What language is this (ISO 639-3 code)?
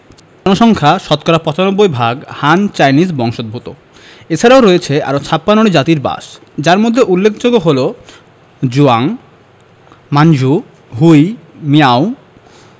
ben